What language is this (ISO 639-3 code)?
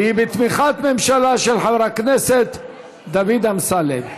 heb